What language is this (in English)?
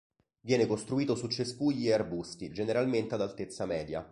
Italian